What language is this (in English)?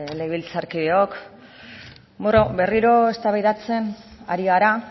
Basque